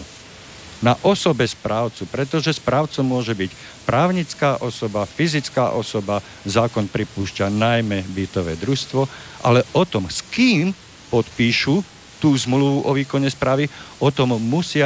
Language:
Slovak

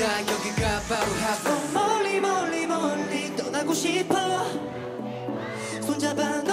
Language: Polish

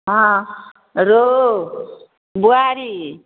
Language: Maithili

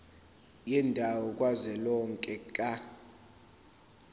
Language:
Zulu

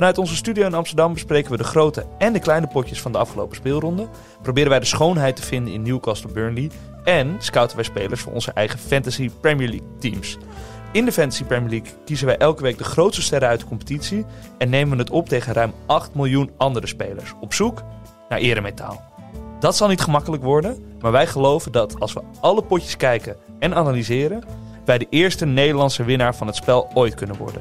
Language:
Dutch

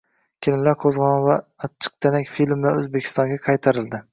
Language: Uzbek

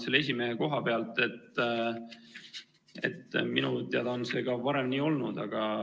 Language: Estonian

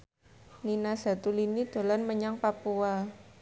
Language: Javanese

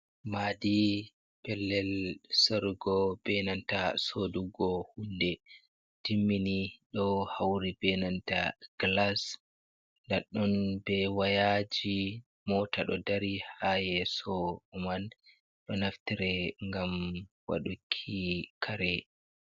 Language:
Fula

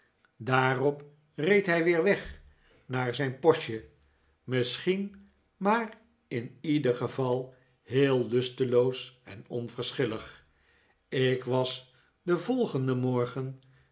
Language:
Dutch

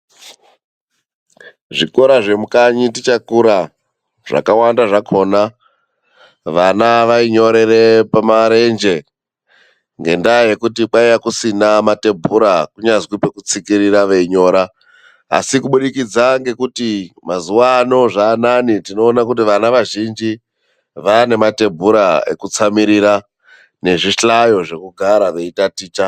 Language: Ndau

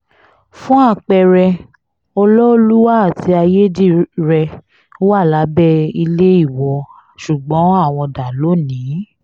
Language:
Yoruba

